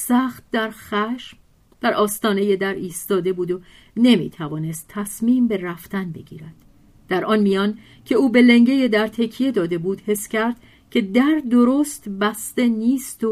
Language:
Persian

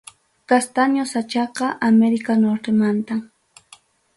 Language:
Ayacucho Quechua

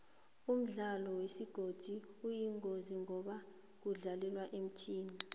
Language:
South Ndebele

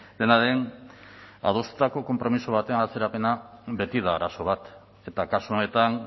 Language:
Basque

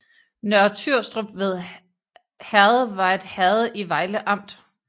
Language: Danish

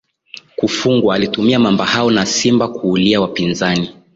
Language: Swahili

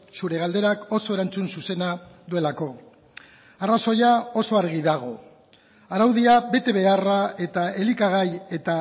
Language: Basque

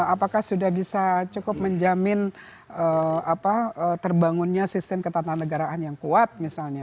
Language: Indonesian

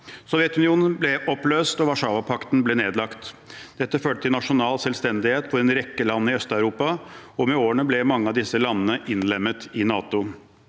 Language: Norwegian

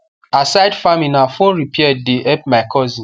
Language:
Nigerian Pidgin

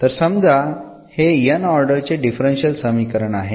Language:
Marathi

